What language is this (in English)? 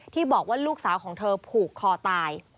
Thai